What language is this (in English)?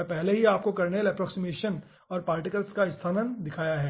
Hindi